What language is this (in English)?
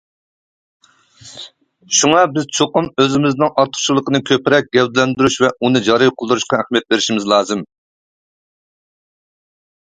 Uyghur